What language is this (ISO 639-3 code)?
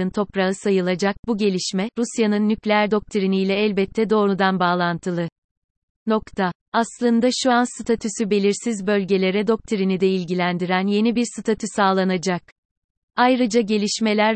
tur